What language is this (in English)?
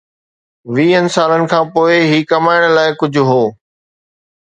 Sindhi